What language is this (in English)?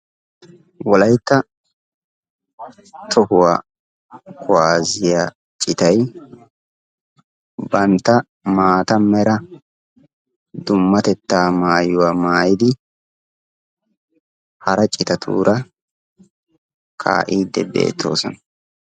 Wolaytta